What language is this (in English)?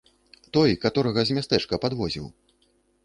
Belarusian